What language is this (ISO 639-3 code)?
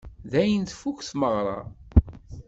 kab